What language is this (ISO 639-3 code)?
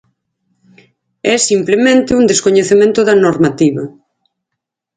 glg